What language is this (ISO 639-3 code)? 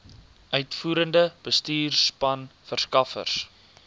afr